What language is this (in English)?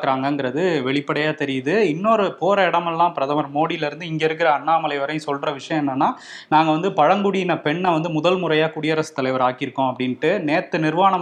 Tamil